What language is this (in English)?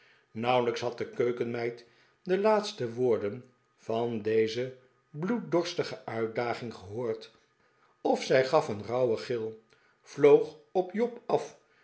Dutch